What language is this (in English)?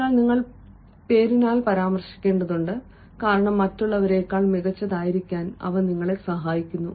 Malayalam